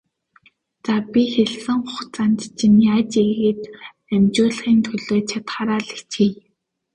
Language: Mongolian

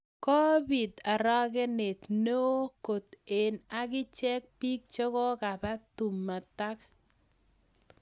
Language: Kalenjin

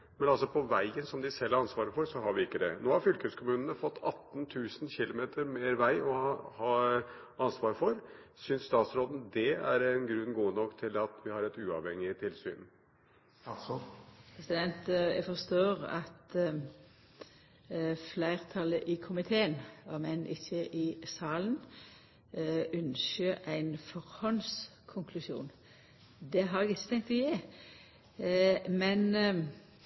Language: Norwegian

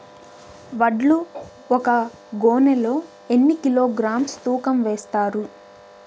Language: Telugu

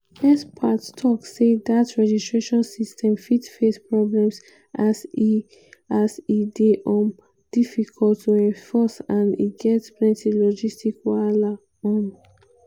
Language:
Nigerian Pidgin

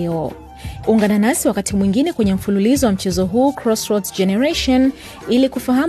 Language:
Swahili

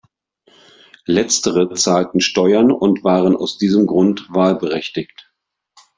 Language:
German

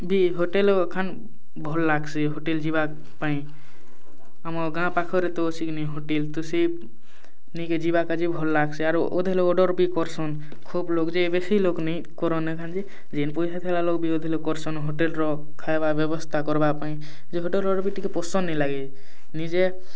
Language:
Odia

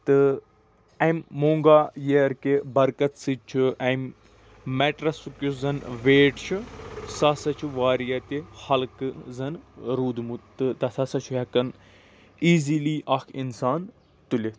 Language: Kashmiri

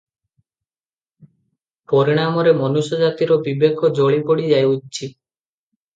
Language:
Odia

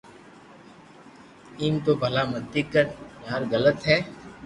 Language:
Loarki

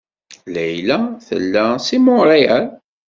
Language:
Kabyle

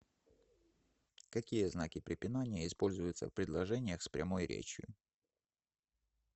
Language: Russian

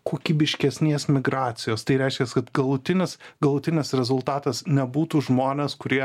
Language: Lithuanian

